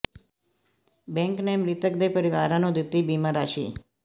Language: Punjabi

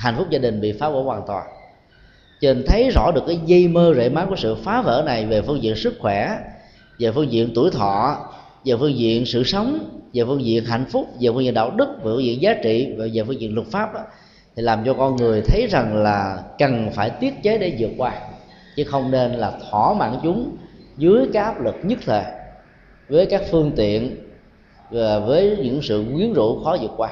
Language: Vietnamese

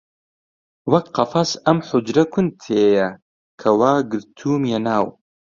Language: Central Kurdish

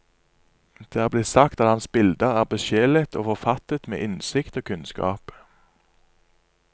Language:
Norwegian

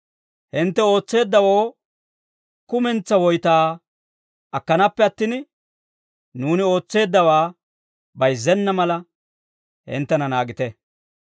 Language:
Dawro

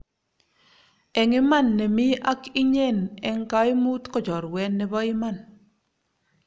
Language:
Kalenjin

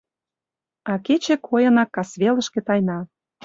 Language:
Mari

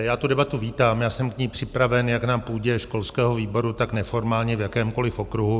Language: Czech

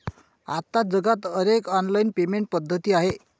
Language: Marathi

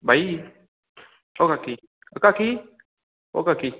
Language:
Konkani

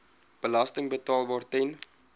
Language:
Afrikaans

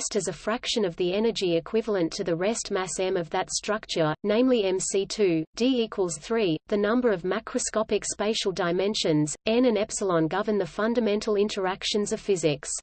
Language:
English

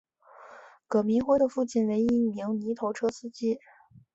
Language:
Chinese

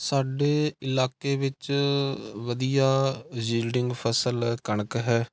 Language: Punjabi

